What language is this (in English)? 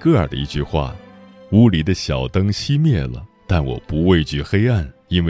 Chinese